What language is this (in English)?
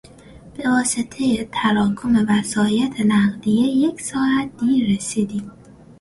Persian